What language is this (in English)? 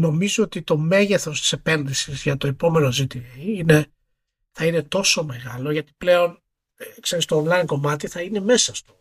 Greek